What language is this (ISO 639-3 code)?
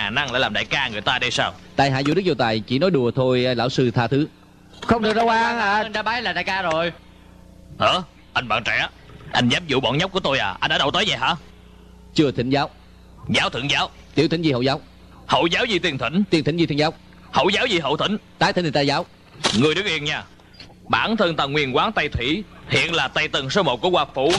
vie